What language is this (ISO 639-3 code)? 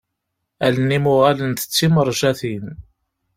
kab